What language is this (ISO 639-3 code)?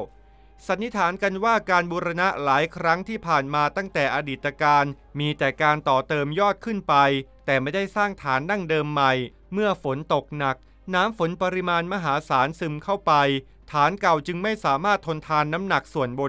tha